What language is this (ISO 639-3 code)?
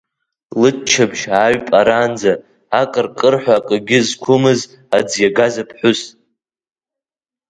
abk